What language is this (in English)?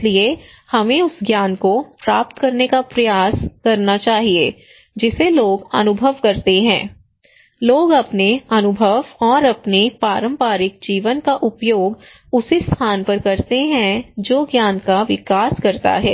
Hindi